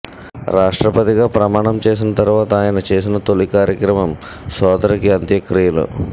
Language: Telugu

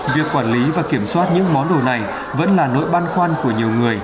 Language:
Vietnamese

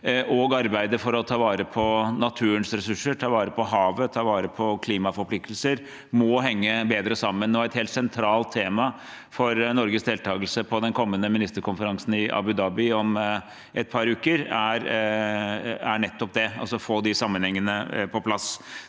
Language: Norwegian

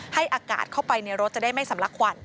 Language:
Thai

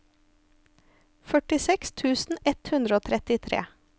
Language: Norwegian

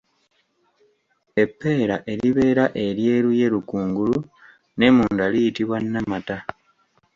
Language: Ganda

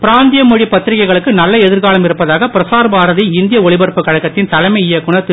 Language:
Tamil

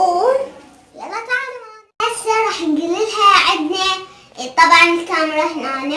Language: Arabic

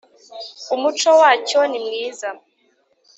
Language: Kinyarwanda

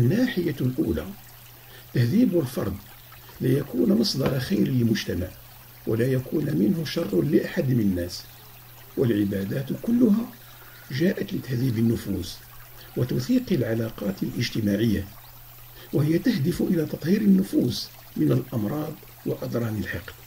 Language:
Arabic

